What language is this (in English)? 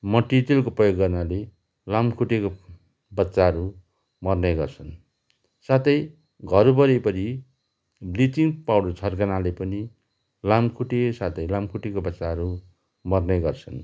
Nepali